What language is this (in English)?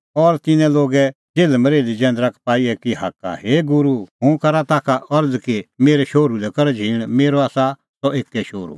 Kullu Pahari